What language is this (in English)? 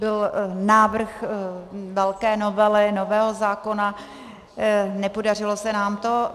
Czech